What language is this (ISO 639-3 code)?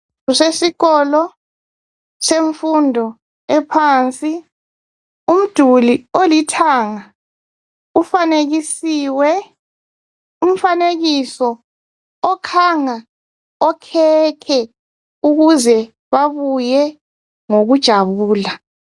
nde